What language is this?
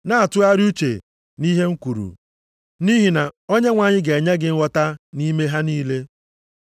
Igbo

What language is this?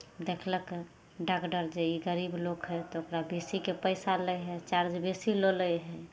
Maithili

